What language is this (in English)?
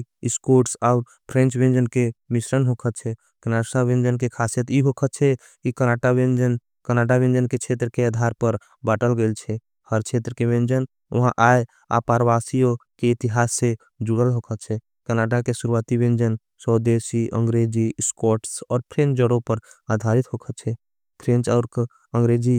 Angika